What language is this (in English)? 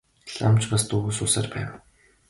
Mongolian